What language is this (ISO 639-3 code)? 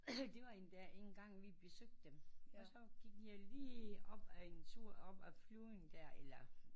dan